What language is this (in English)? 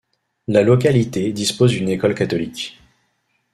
French